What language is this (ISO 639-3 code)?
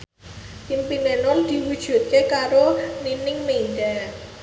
jav